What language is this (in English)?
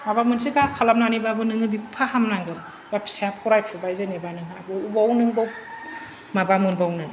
Bodo